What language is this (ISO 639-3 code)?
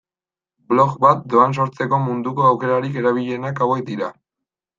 eus